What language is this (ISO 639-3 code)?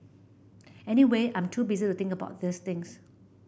eng